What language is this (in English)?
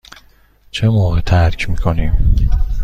Persian